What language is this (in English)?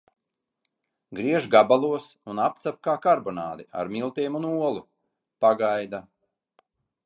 Latvian